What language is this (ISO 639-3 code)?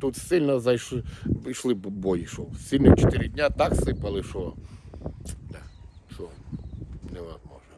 ukr